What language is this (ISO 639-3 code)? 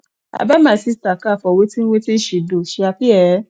pcm